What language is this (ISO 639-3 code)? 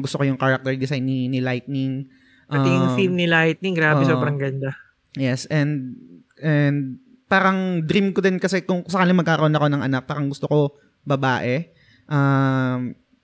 fil